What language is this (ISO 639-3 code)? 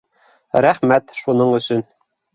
bak